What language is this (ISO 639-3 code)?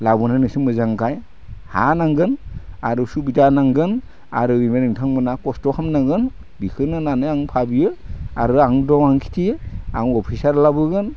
brx